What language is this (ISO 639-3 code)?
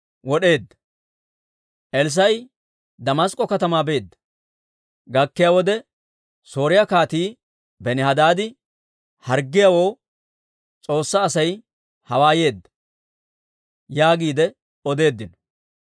dwr